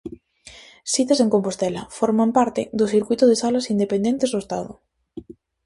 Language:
Galician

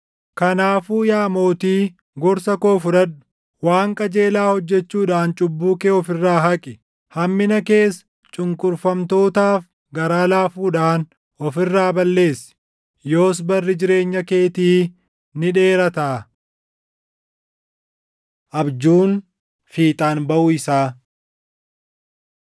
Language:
Oromo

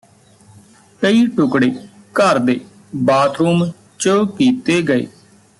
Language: Punjabi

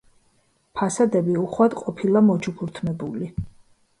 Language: Georgian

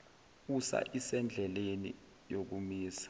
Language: Zulu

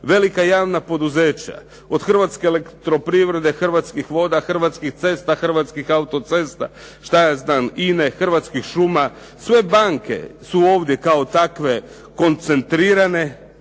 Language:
Croatian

